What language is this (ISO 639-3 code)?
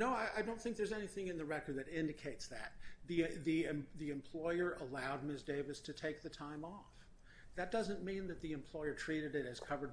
eng